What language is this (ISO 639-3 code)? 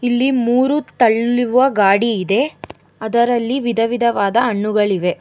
kan